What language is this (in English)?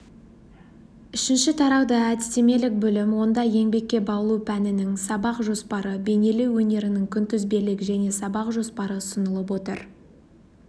Kazakh